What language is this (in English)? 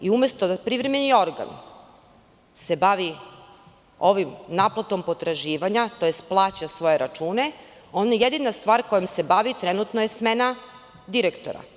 Serbian